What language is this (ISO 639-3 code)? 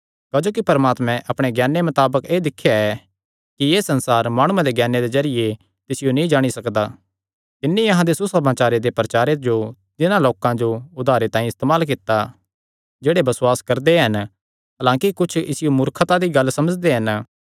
xnr